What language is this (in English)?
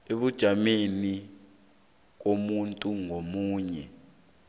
South Ndebele